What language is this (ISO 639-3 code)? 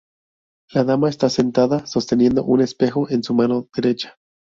spa